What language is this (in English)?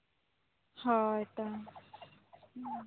Santali